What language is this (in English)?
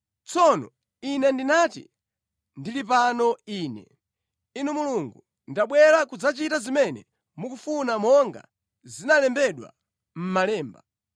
Nyanja